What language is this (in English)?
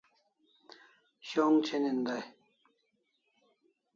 Kalasha